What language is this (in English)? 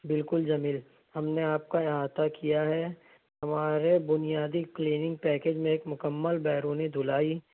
Urdu